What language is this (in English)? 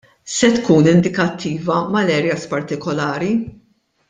Maltese